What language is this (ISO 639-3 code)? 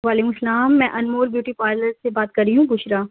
urd